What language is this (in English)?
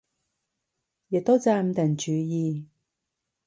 Cantonese